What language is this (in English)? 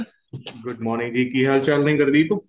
Punjabi